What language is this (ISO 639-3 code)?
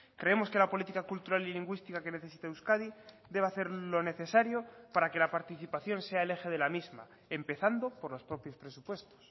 spa